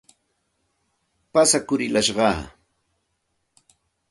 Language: Santa Ana de Tusi Pasco Quechua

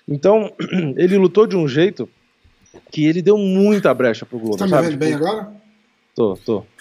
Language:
Portuguese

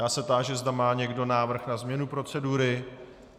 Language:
Czech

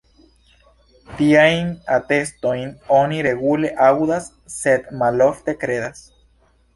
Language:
Esperanto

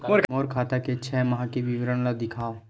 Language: Chhattisgarhi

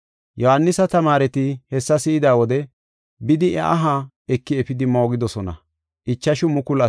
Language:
Gofa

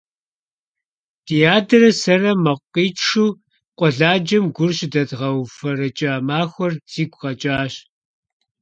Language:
Kabardian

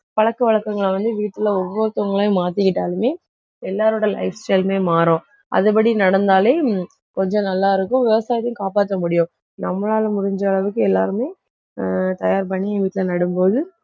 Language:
Tamil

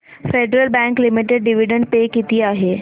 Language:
Marathi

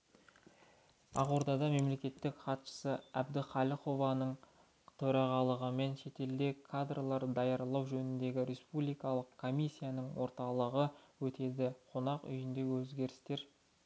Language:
Kazakh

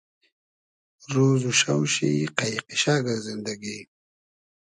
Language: Hazaragi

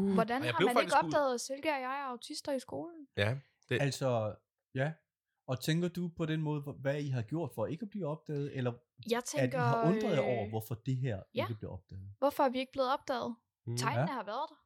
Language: Danish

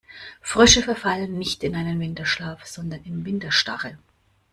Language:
German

